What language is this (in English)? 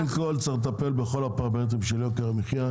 Hebrew